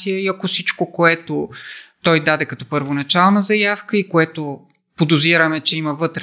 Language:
Bulgarian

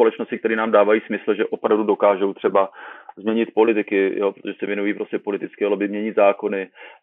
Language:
Czech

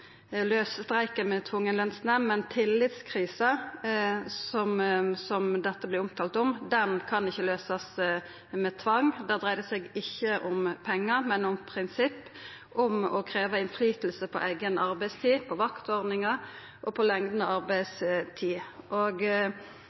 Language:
Norwegian Nynorsk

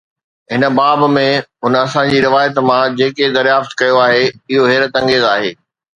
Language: Sindhi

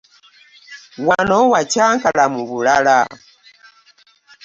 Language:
Ganda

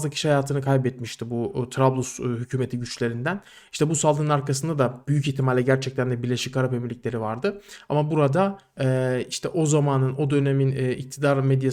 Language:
Turkish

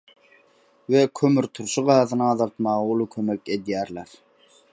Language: Turkmen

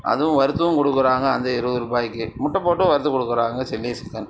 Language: Tamil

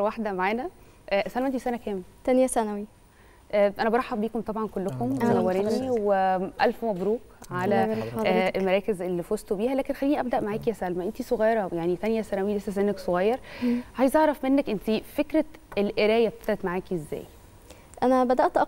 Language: Arabic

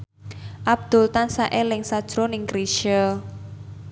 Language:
Javanese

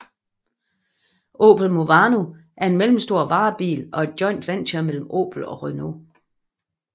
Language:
Danish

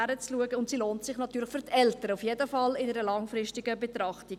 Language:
Swiss German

